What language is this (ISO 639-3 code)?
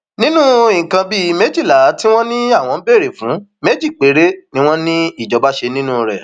yor